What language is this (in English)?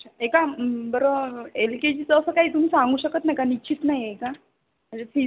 Marathi